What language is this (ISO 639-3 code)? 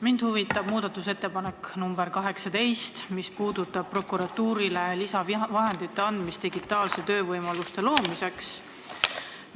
est